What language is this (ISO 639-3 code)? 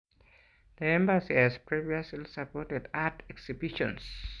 kln